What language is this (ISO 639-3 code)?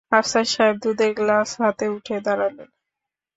ben